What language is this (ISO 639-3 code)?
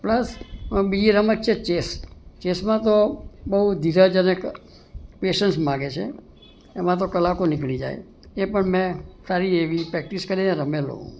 guj